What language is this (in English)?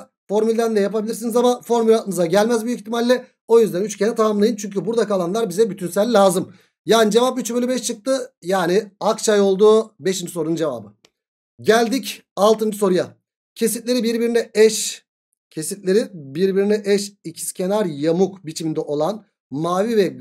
Turkish